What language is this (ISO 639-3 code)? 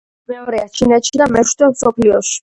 kat